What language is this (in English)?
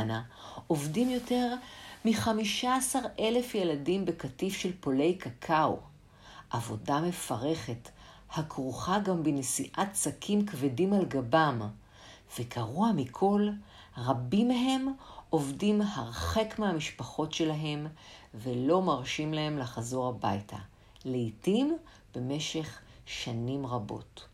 Hebrew